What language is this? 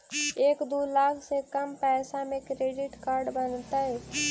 Magahi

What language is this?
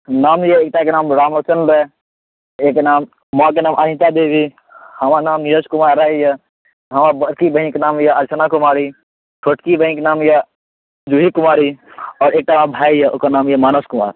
Maithili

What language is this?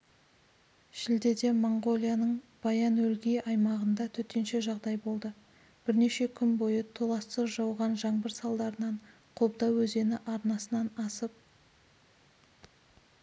Kazakh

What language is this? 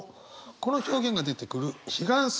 Japanese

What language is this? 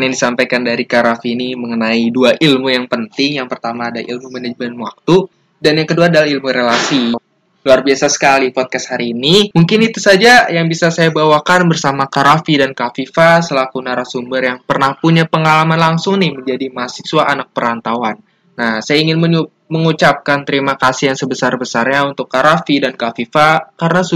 Indonesian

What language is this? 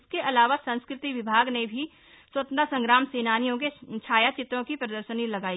Hindi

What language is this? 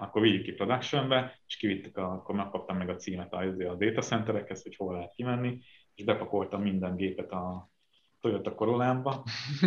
Hungarian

